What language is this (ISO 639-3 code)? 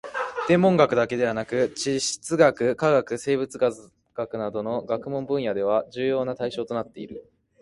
jpn